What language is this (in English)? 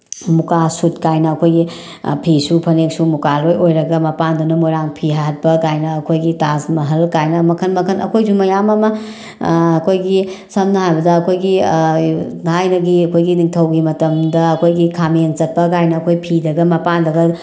Manipuri